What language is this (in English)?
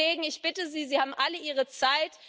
German